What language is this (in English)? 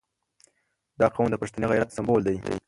Pashto